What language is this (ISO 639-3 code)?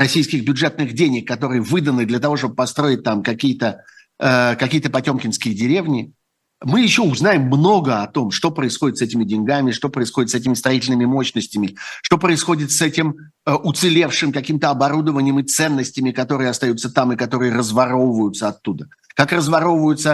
rus